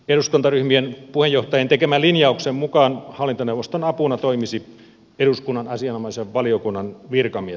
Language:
Finnish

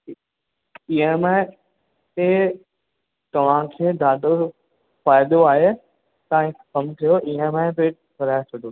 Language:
Sindhi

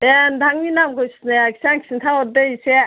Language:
Bodo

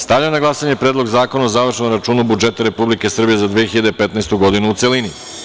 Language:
Serbian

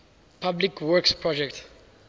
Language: English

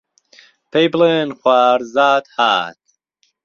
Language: Central Kurdish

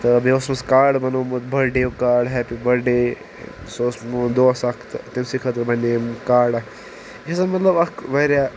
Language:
Kashmiri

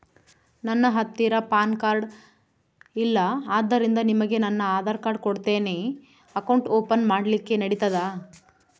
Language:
Kannada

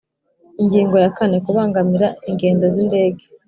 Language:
Kinyarwanda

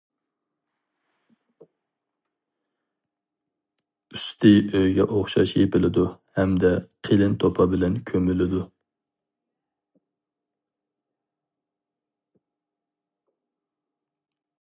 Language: Uyghur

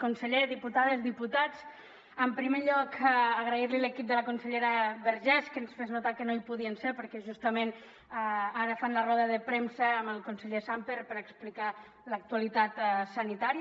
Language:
Catalan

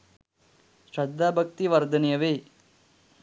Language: Sinhala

